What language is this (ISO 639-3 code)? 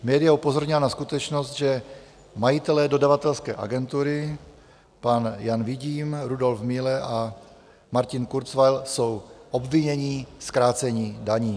ces